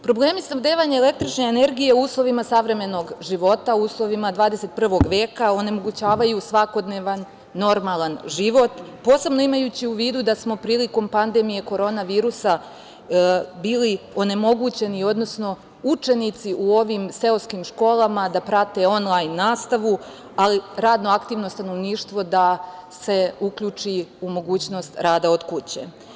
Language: Serbian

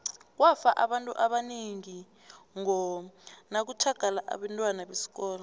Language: South Ndebele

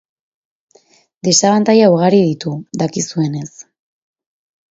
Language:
Basque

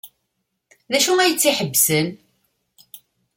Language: Kabyle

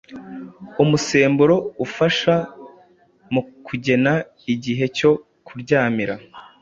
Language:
Kinyarwanda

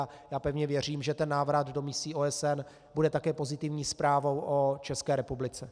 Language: Czech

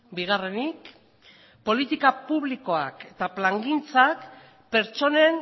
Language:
Basque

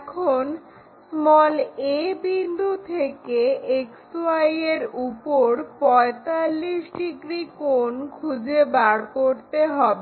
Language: Bangla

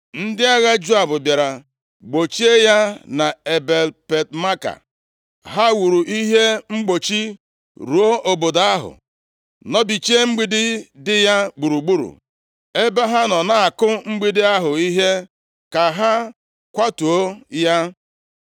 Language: Igbo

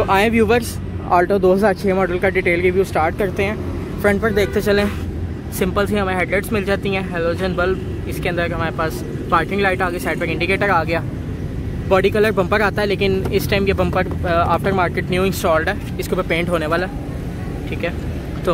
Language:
Hindi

